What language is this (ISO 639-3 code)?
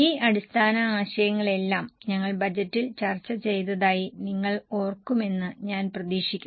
mal